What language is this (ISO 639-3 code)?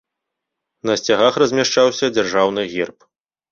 bel